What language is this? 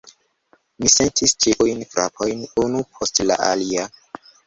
Esperanto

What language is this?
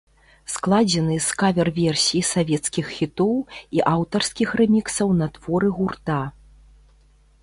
Belarusian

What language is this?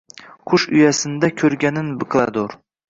Uzbek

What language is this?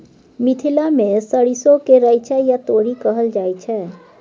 Maithili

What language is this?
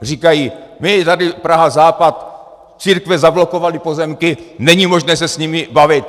Czech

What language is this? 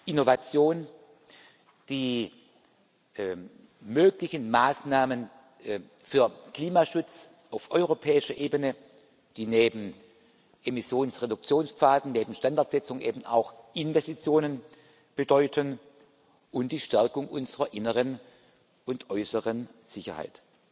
German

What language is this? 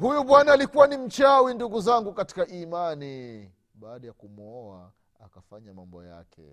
Swahili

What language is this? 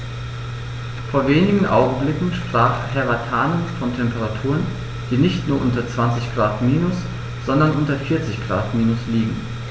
German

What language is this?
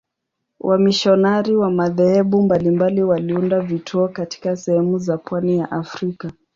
Swahili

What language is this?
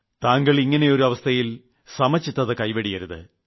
Malayalam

